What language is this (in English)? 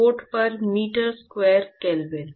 Hindi